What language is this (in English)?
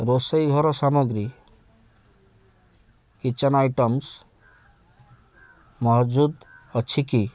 Odia